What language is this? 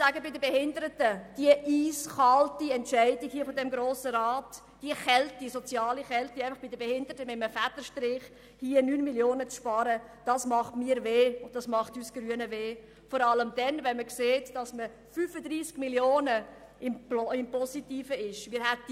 Swiss German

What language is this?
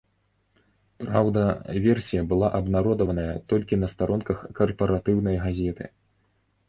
Belarusian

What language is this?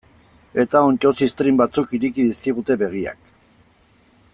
Basque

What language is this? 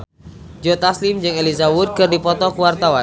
Sundanese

